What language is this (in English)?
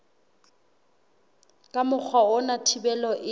Southern Sotho